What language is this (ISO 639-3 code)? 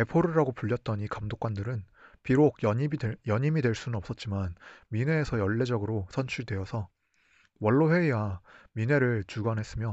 kor